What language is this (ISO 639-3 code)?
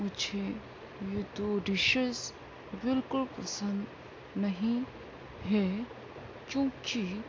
urd